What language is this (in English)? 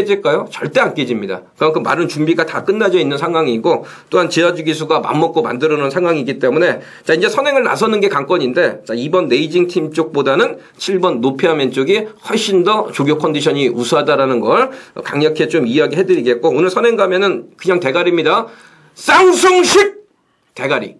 Korean